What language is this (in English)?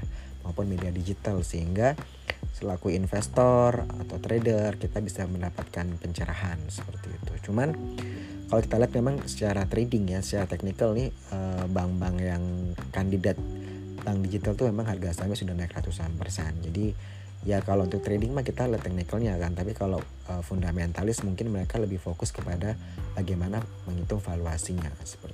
Indonesian